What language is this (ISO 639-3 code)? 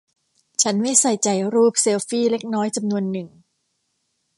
tha